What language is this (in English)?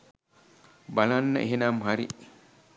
Sinhala